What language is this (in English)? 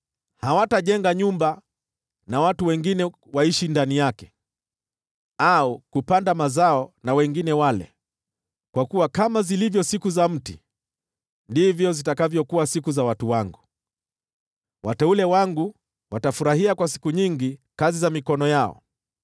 Swahili